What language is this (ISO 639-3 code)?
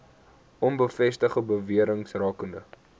afr